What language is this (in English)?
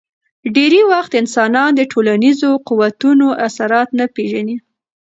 Pashto